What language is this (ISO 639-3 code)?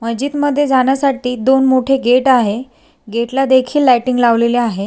mar